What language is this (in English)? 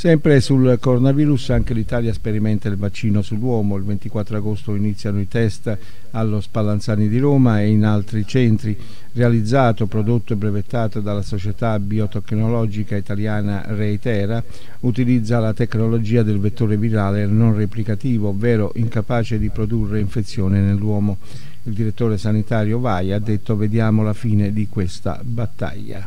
Italian